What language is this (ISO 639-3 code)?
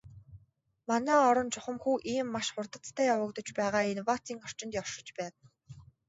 mon